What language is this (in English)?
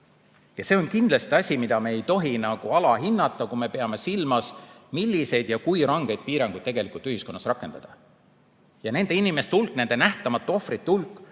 Estonian